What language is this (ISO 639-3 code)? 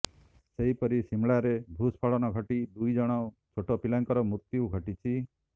ori